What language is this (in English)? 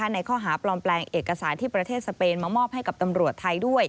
Thai